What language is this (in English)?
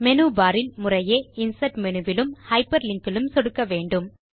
Tamil